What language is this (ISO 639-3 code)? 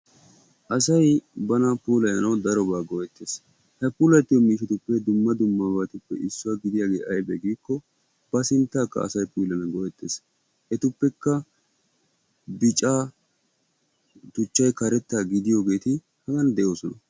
wal